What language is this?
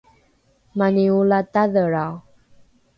Rukai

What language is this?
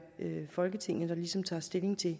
Danish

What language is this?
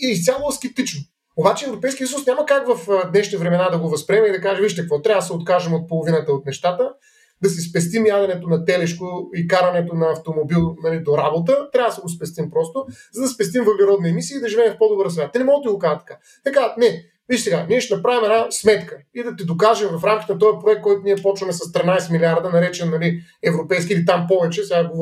Bulgarian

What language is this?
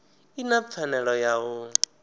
Venda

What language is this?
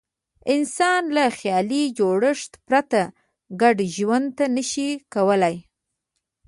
Pashto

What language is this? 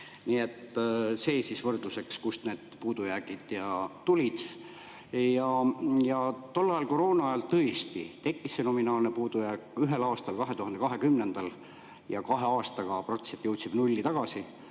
Estonian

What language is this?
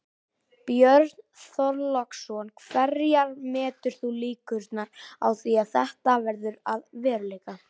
Icelandic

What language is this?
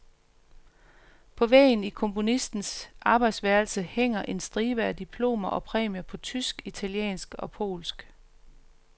Danish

